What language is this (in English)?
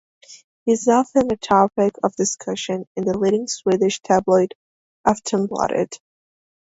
English